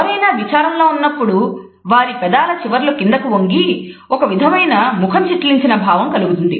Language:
Telugu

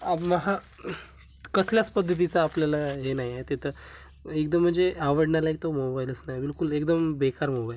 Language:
Marathi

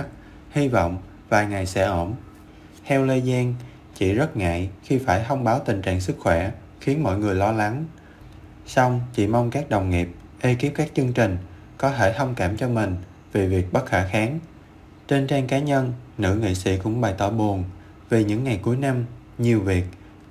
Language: Vietnamese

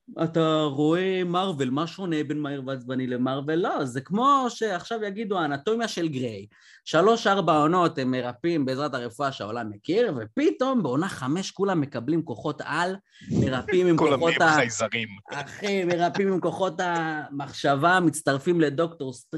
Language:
Hebrew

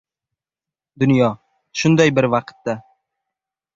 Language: Uzbek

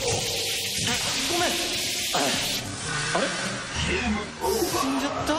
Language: Japanese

